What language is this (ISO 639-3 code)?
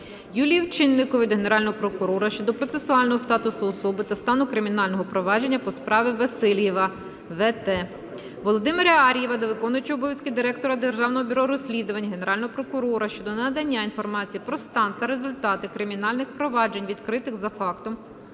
ukr